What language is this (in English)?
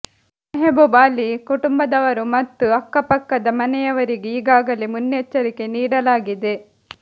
Kannada